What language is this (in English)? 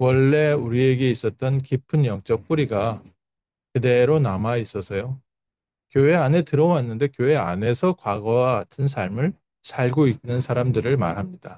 Korean